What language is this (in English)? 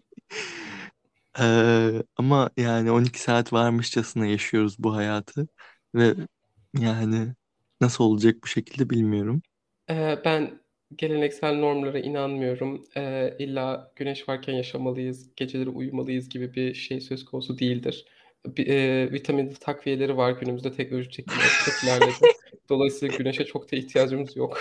Turkish